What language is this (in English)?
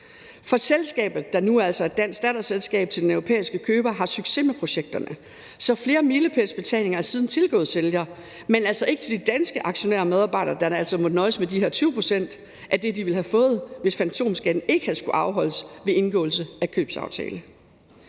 Danish